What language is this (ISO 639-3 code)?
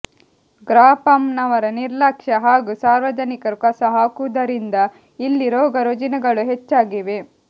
kan